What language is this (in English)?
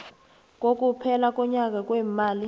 South Ndebele